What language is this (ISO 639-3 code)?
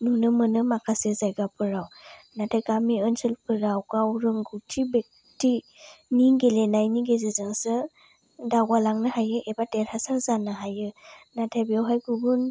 brx